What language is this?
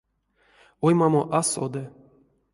Erzya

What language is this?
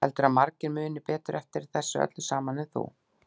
Icelandic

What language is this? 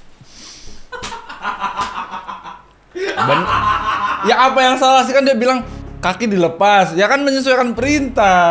Indonesian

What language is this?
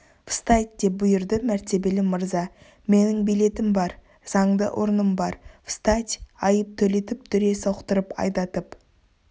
Kazakh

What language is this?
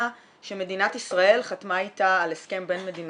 Hebrew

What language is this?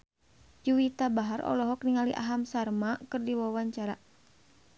Sundanese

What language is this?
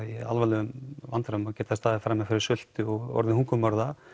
Icelandic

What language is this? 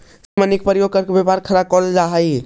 Magahi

